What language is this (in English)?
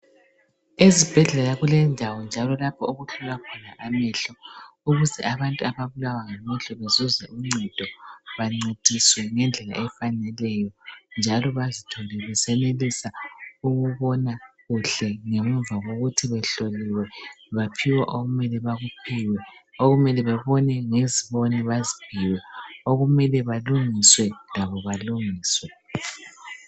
North Ndebele